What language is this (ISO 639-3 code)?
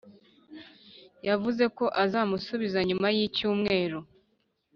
kin